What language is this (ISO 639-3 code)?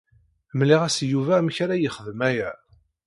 kab